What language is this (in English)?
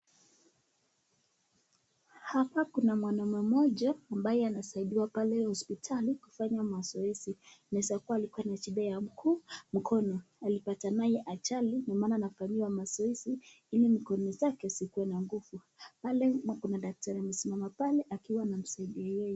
Swahili